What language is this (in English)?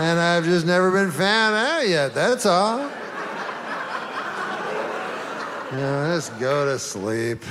Danish